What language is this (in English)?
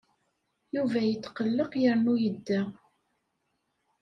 Kabyle